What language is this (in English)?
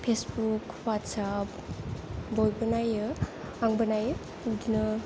Bodo